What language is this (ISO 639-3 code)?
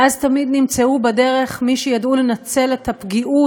heb